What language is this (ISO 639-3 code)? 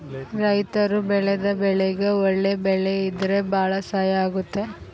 kan